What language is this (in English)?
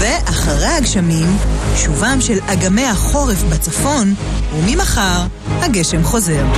Hebrew